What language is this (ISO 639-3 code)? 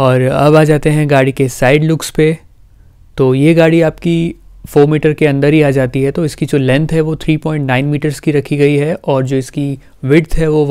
hin